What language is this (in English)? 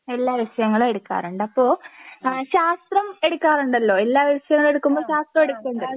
Malayalam